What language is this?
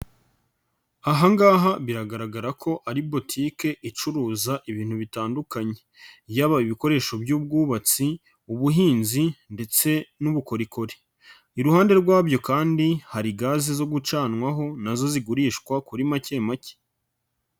Kinyarwanda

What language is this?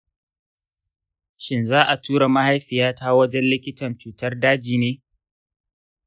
Hausa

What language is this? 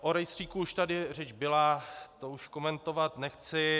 Czech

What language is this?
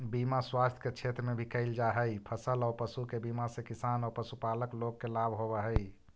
Magahi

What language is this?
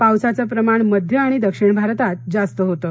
Marathi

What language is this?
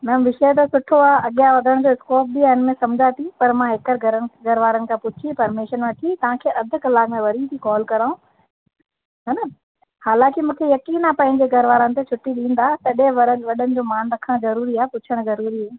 Sindhi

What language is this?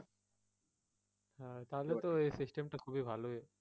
Bangla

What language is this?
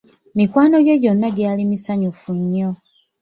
Ganda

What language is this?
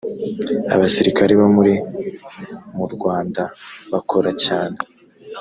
Kinyarwanda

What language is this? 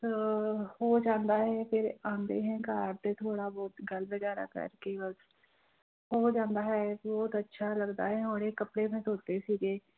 Punjabi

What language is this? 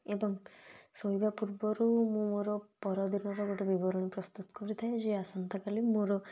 Odia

